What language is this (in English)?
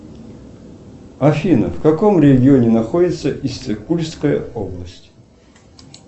Russian